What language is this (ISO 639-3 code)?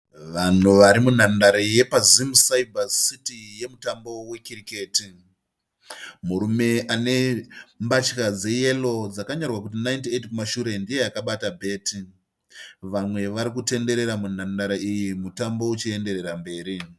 sna